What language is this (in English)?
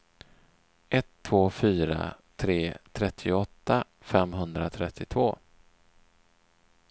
Swedish